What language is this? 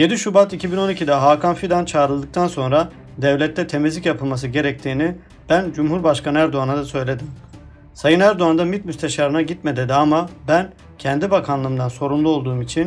Turkish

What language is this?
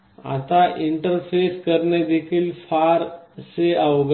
Marathi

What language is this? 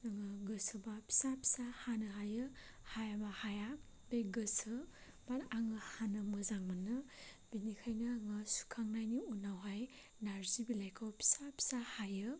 Bodo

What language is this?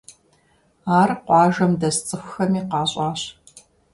Kabardian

